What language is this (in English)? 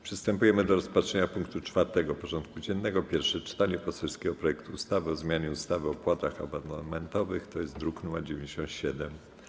Polish